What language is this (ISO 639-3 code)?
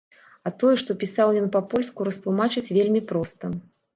bel